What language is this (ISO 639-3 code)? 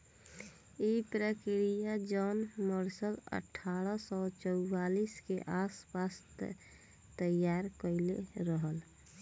bho